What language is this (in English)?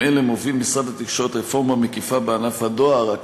Hebrew